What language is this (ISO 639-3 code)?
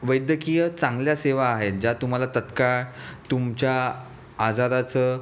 mar